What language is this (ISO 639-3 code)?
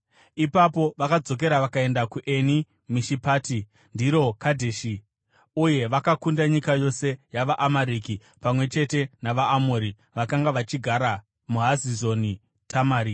sna